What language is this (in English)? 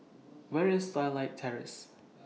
English